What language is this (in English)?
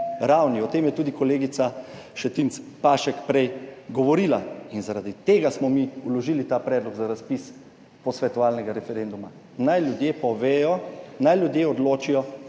Slovenian